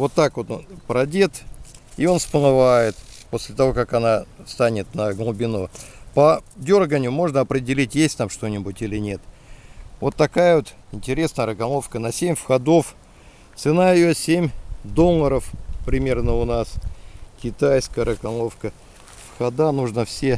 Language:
Russian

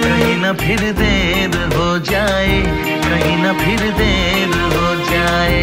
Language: Hindi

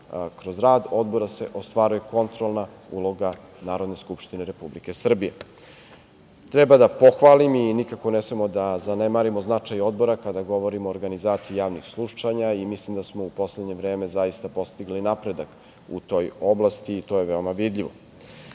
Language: Serbian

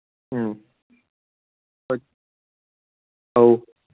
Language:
Manipuri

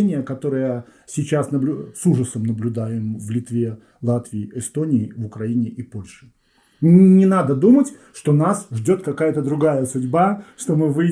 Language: Russian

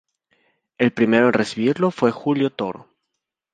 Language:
Spanish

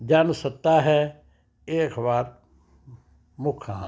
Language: Punjabi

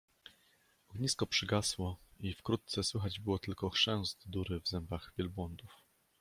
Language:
Polish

